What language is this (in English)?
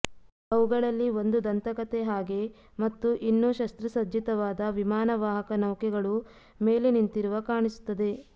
Kannada